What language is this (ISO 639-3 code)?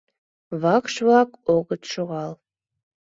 chm